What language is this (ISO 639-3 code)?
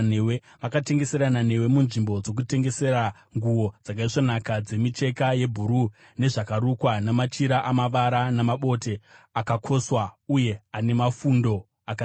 sna